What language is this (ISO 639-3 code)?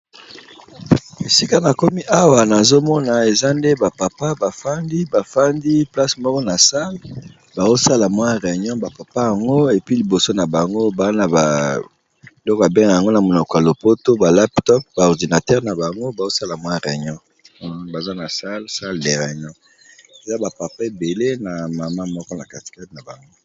lin